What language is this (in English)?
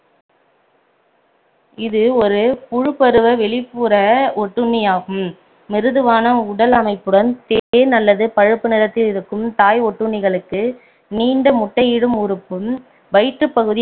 Tamil